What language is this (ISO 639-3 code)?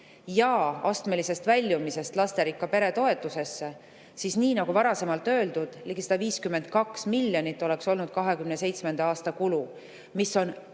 est